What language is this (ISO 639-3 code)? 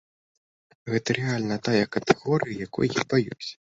bel